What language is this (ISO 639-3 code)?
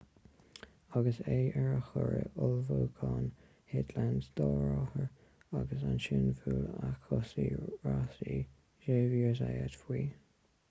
gle